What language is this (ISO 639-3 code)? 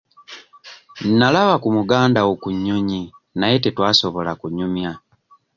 lug